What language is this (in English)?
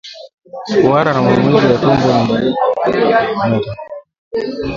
Swahili